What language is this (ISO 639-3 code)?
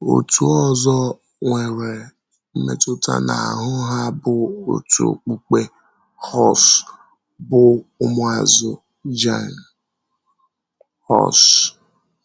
ibo